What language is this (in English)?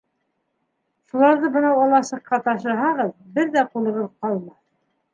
Bashkir